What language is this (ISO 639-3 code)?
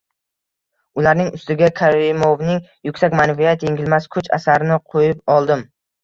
uzb